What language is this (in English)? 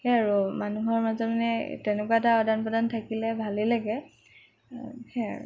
Assamese